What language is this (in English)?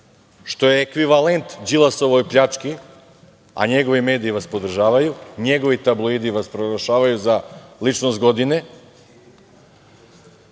Serbian